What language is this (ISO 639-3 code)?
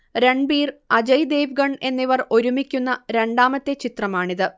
mal